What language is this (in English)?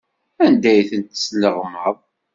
Kabyle